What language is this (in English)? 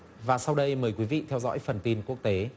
Vietnamese